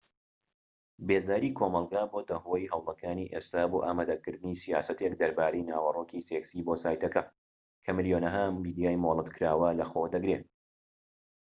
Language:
Central Kurdish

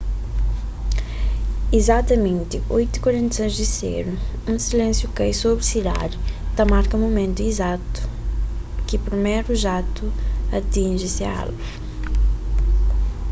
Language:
Kabuverdianu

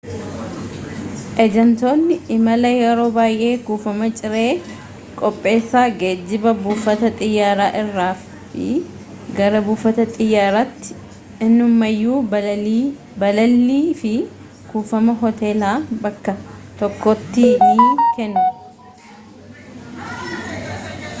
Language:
Oromo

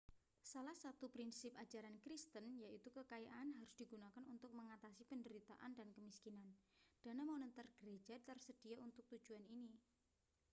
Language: Indonesian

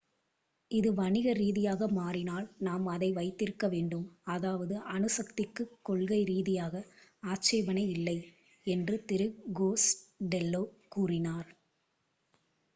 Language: Tamil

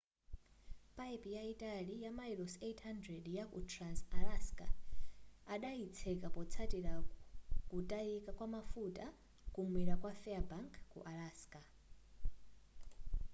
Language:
Nyanja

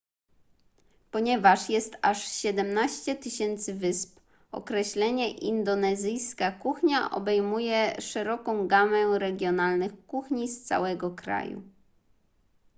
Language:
Polish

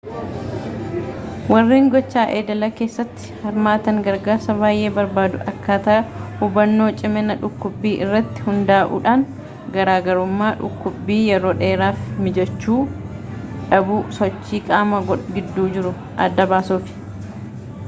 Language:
Oromo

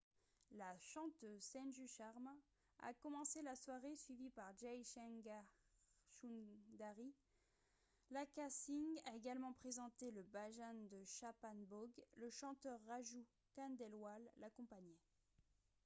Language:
French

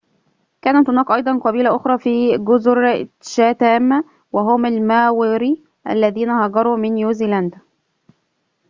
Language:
Arabic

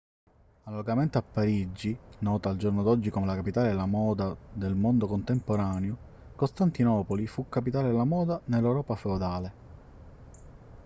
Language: Italian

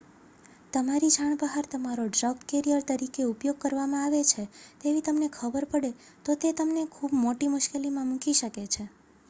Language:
Gujarati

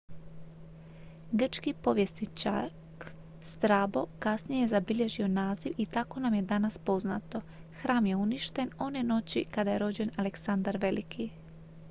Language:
Croatian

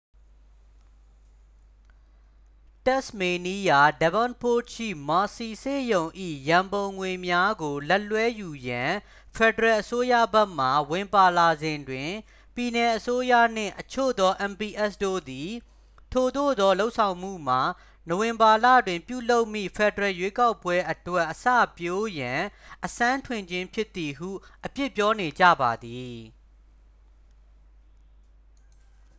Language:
Burmese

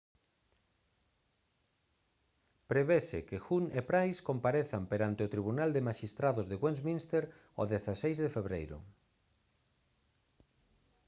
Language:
Galician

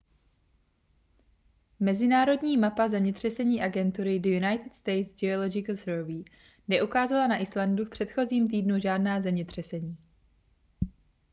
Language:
Czech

